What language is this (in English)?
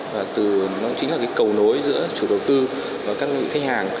Vietnamese